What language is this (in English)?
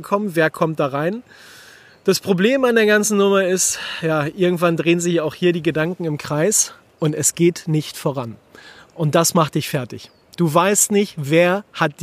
German